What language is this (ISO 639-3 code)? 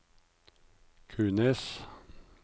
nor